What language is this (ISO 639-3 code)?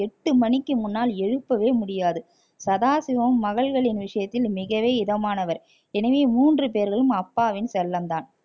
tam